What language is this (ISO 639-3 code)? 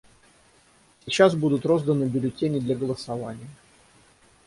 rus